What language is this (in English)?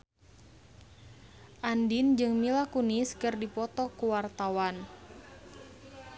Sundanese